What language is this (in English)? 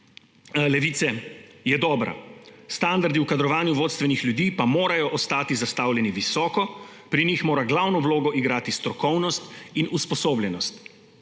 Slovenian